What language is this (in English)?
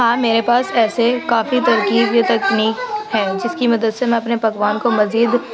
Urdu